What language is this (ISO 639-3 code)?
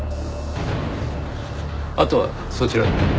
jpn